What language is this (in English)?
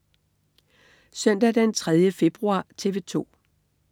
Danish